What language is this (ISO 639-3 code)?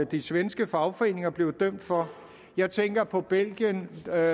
dan